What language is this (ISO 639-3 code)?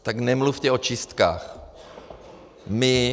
ces